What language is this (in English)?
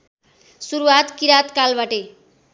Nepali